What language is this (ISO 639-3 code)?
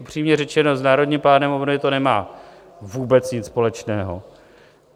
ces